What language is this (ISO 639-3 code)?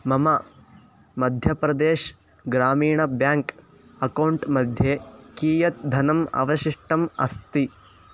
san